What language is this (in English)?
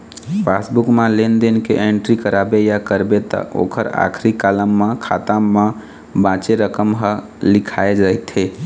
Chhattisgarhi